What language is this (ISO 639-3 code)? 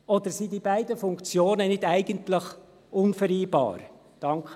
gsw